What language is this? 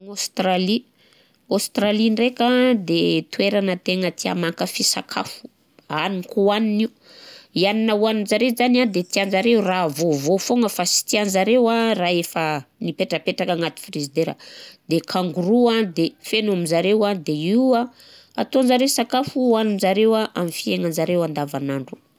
Southern Betsimisaraka Malagasy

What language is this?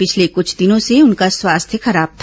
Hindi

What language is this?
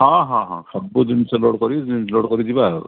Odia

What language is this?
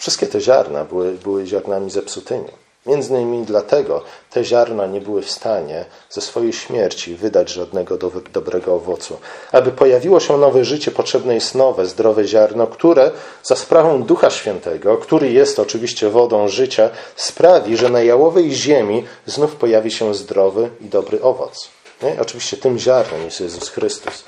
Polish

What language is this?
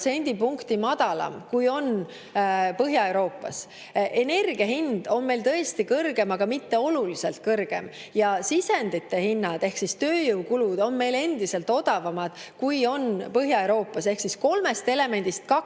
Estonian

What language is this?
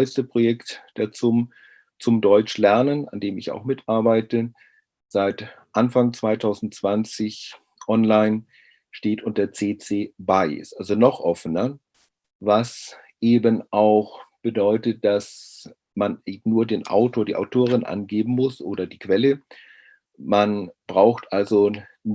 German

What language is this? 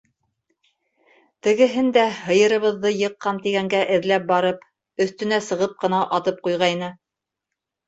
Bashkir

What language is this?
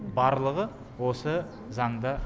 Kazakh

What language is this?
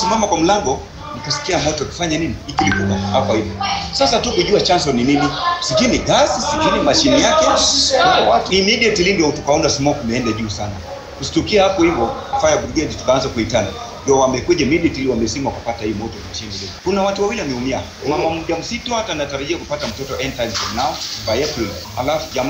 Punjabi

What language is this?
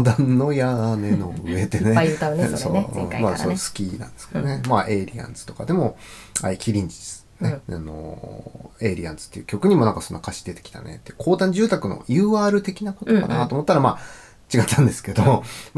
Japanese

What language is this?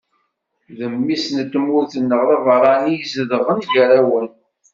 Kabyle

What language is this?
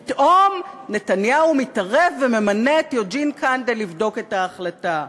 Hebrew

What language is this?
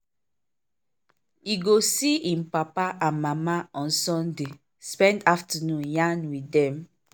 Nigerian Pidgin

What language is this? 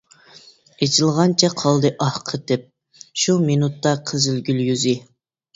Uyghur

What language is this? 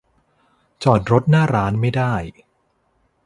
Thai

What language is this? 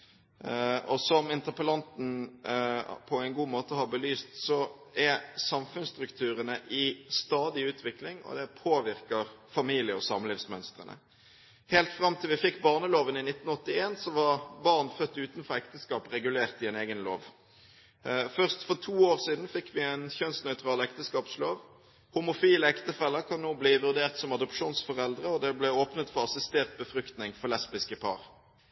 Norwegian Bokmål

